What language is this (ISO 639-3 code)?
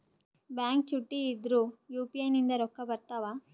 kan